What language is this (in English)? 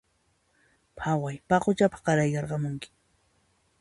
Puno Quechua